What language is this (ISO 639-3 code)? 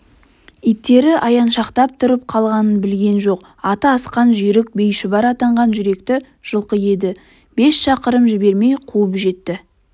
kaz